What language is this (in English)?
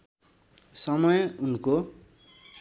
Nepali